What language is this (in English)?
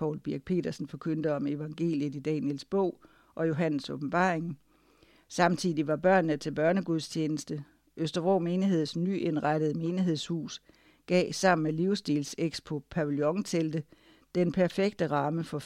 Danish